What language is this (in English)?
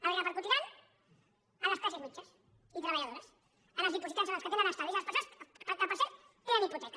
Catalan